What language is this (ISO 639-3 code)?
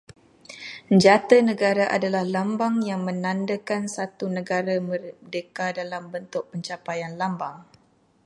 msa